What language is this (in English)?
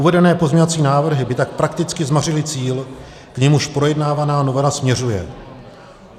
Czech